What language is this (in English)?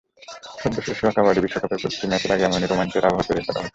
Bangla